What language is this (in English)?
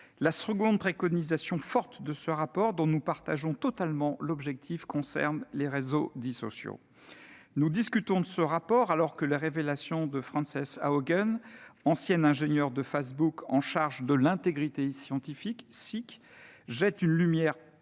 French